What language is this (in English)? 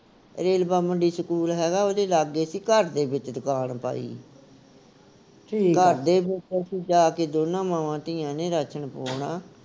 Punjabi